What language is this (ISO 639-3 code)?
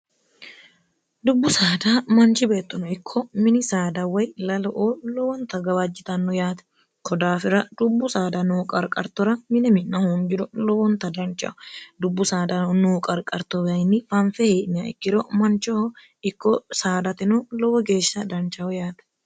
sid